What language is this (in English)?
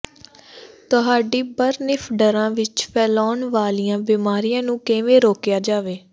Punjabi